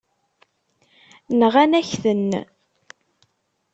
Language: Kabyle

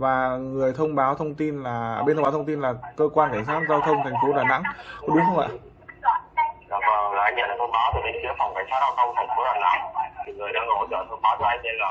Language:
Vietnamese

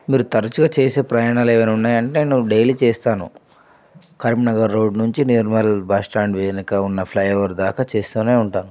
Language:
Telugu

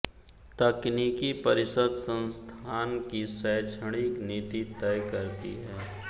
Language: Hindi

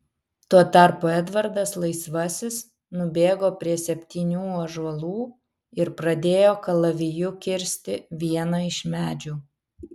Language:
Lithuanian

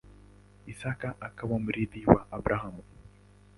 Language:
Swahili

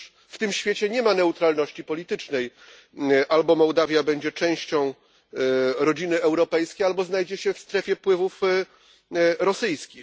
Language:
Polish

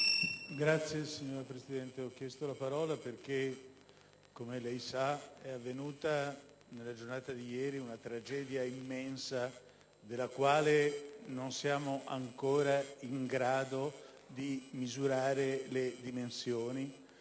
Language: Italian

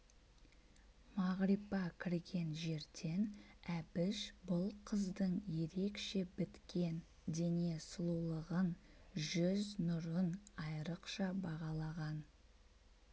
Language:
Kazakh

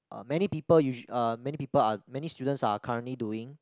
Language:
English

